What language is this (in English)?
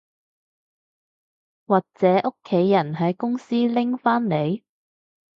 Cantonese